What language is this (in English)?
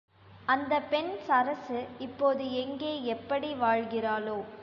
Tamil